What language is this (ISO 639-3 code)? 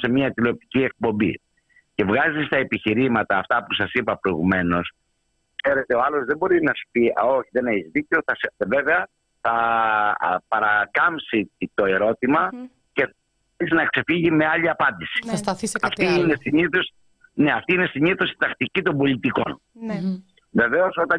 ell